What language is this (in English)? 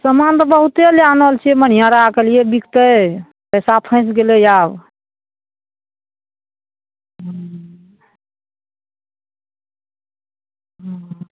Maithili